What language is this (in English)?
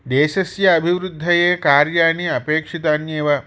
Sanskrit